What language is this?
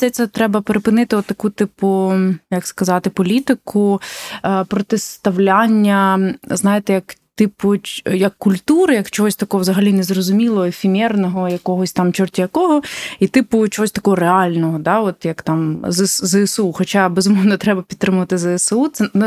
Ukrainian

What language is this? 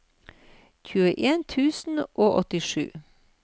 Norwegian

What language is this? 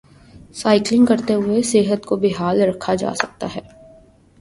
Urdu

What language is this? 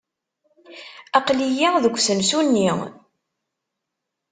Kabyle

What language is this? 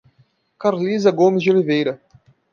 Portuguese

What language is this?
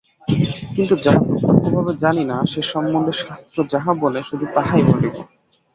Bangla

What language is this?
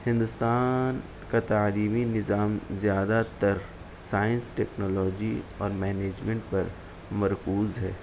Urdu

